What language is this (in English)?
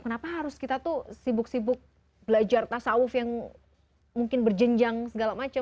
Indonesian